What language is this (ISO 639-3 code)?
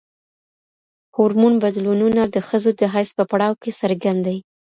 pus